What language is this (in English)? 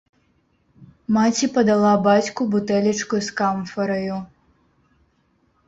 Belarusian